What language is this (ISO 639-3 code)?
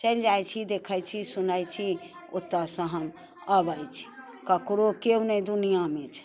mai